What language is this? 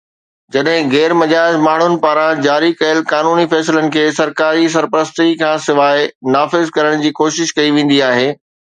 Sindhi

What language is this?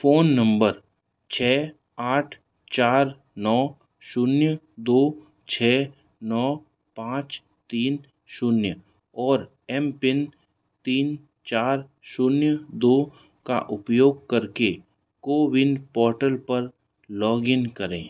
Hindi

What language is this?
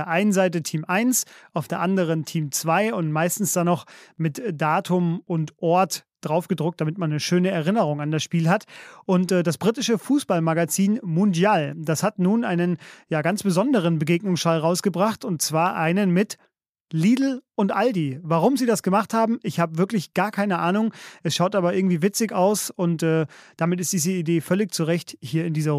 German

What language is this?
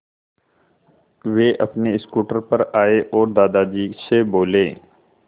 Hindi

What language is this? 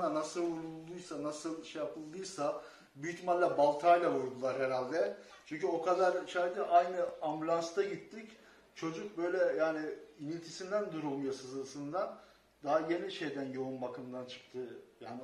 Turkish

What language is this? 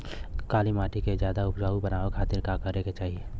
Bhojpuri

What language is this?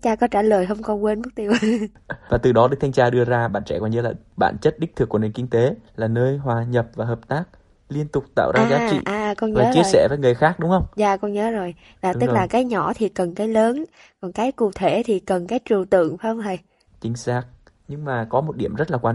Vietnamese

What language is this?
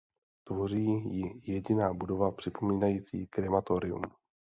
Czech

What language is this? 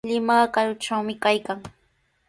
Sihuas Ancash Quechua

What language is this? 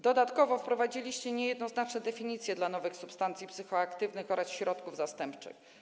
Polish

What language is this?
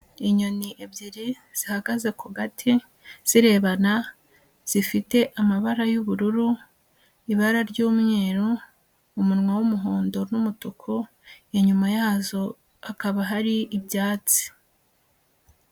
Kinyarwanda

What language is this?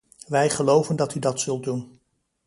Dutch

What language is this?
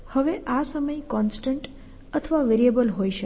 Gujarati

